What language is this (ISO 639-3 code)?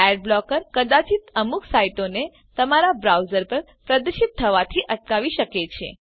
guj